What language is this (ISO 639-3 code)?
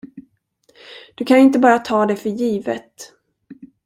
swe